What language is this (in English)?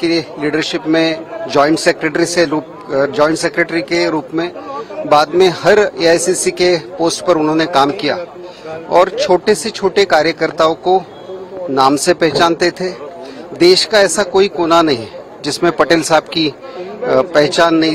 Hindi